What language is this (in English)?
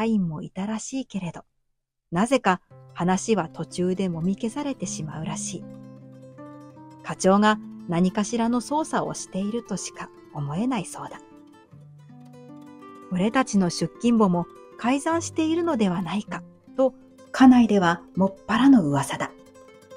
Japanese